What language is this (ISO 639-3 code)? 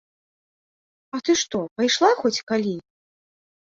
bel